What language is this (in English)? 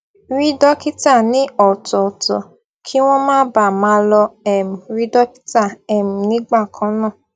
Yoruba